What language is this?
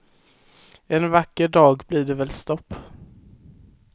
Swedish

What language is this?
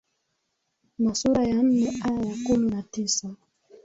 Swahili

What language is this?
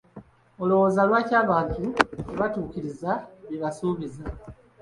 Ganda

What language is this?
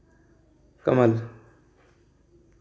Hindi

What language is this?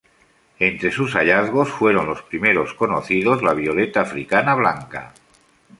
Spanish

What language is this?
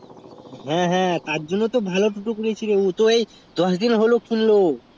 Bangla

